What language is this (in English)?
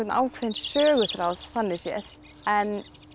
Icelandic